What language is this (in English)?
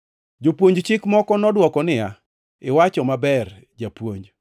Luo (Kenya and Tanzania)